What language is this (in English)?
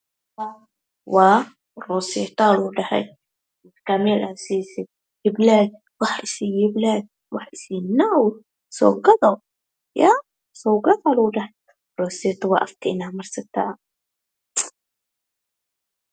Somali